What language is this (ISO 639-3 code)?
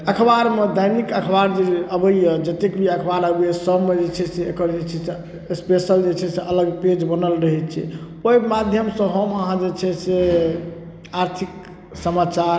mai